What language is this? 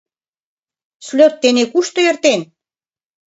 Mari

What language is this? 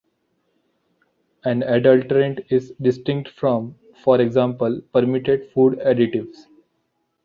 English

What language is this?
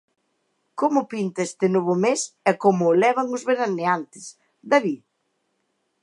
Galician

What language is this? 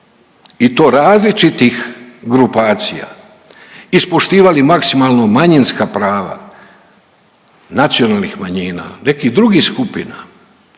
Croatian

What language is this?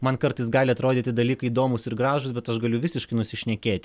Lithuanian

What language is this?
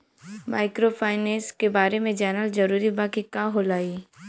Bhojpuri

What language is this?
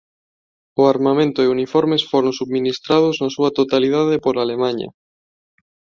Galician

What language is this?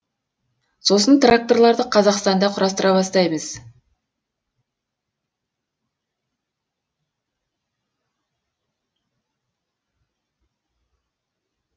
Kazakh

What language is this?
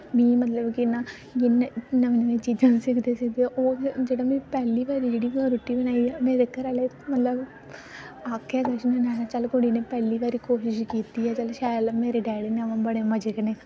Dogri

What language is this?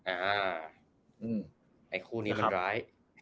Thai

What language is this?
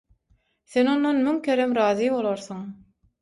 Turkmen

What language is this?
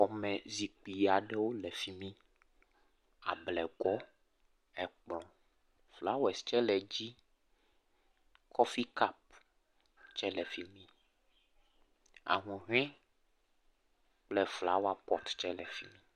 Ewe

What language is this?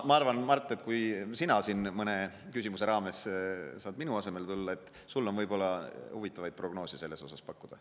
Estonian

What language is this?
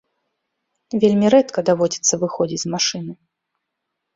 Belarusian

